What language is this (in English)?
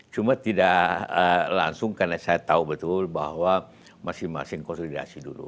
Indonesian